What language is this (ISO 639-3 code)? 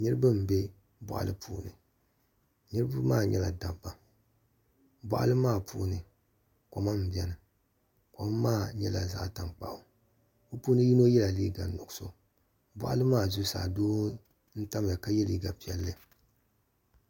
dag